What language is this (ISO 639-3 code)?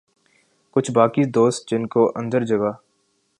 urd